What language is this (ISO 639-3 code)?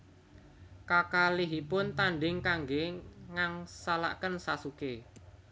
jav